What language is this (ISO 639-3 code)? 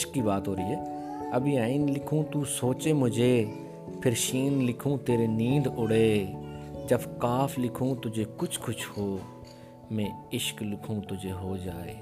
urd